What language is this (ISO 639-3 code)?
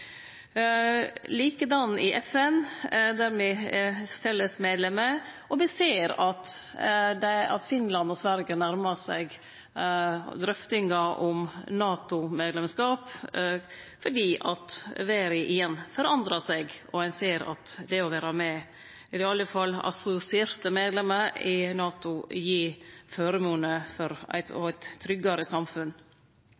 nno